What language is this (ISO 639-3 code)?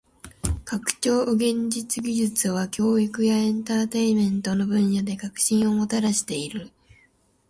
jpn